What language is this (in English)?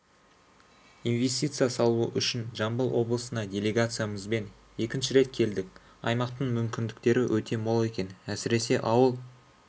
Kazakh